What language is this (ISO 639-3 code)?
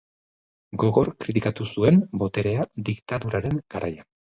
eus